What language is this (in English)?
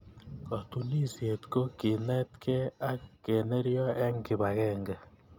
Kalenjin